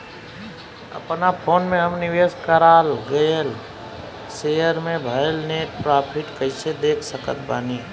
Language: Bhojpuri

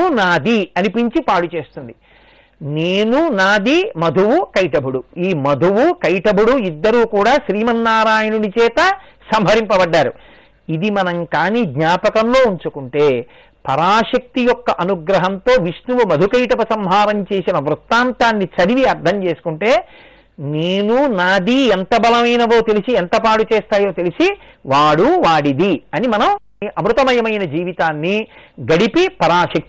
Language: Telugu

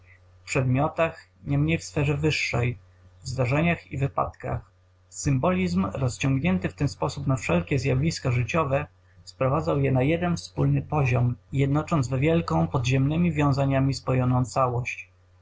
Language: Polish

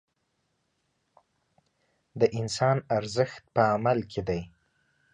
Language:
Pashto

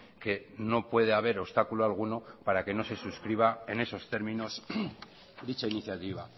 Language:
Spanish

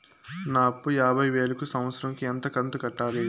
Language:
Telugu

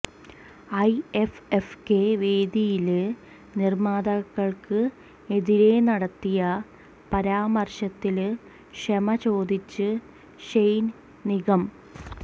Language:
Malayalam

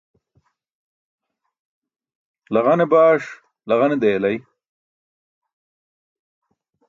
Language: Burushaski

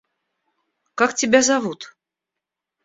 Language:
Russian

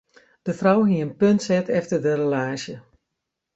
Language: Western Frisian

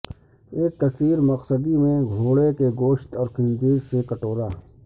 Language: Urdu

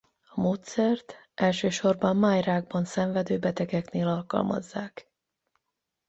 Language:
Hungarian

